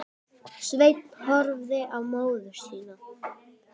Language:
Icelandic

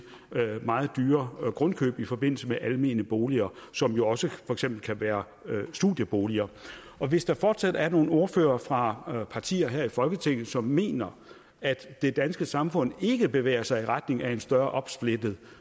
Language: Danish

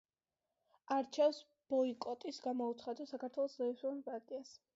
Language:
Georgian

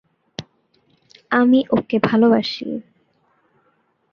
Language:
Bangla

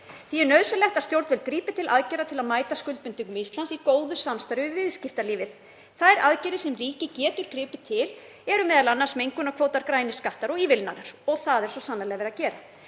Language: Icelandic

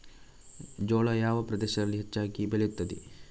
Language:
Kannada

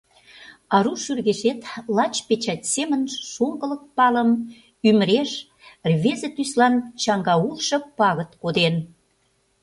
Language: Mari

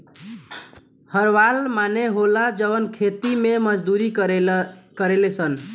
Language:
Bhojpuri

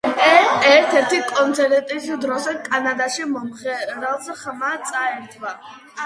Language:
Georgian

